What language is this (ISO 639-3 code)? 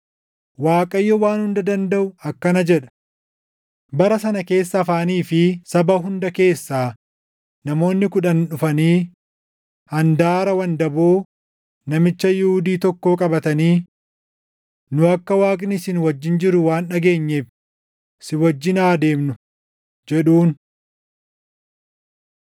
orm